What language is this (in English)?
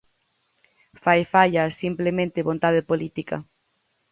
Galician